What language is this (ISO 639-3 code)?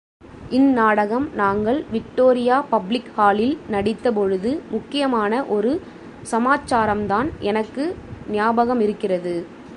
tam